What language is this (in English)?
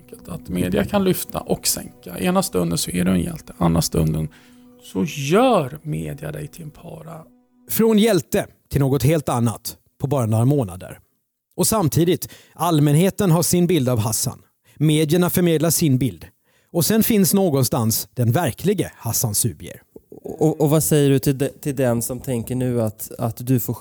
Swedish